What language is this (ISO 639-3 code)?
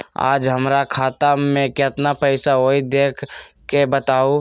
mag